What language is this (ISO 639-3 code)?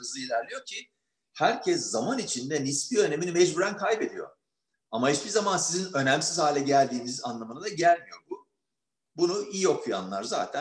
tur